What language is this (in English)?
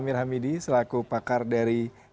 Indonesian